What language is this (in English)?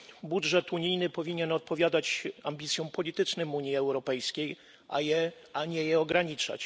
Polish